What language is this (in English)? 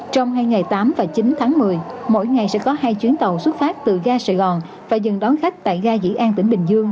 Vietnamese